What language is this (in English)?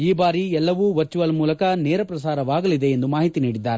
Kannada